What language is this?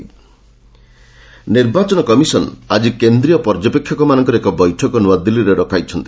Odia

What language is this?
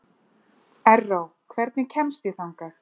Icelandic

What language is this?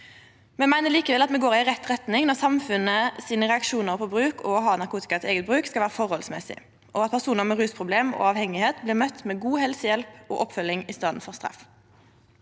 Norwegian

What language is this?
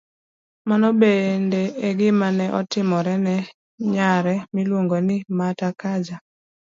Luo (Kenya and Tanzania)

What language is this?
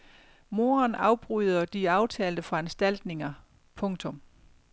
Danish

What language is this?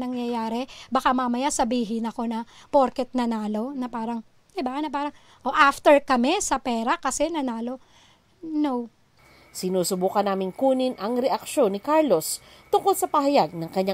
Filipino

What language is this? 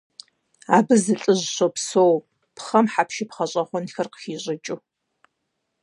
Kabardian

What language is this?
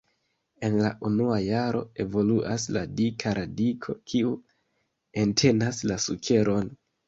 Esperanto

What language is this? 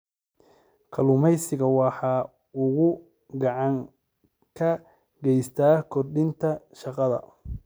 Somali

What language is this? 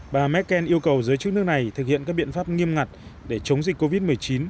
Vietnamese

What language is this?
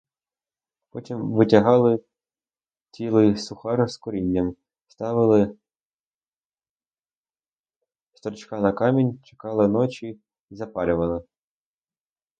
Ukrainian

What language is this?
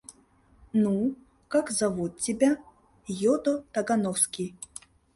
Mari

